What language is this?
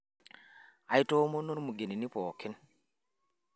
Masai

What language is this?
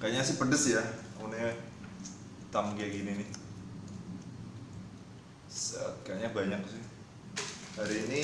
Indonesian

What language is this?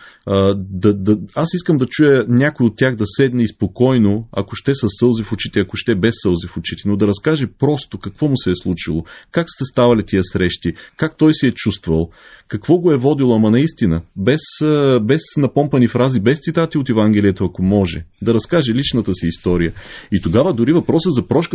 Bulgarian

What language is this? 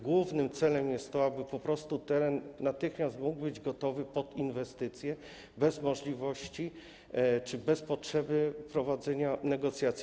Polish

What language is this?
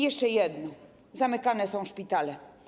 Polish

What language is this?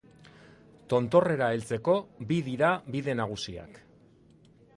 Basque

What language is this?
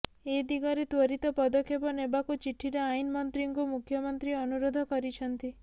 Odia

